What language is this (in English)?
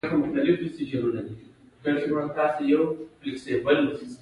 Pashto